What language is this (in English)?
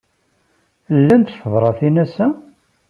Kabyle